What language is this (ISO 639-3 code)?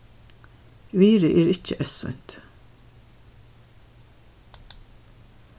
fao